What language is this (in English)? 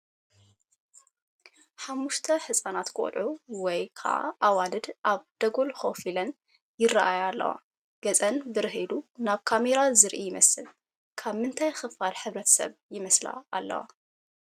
Tigrinya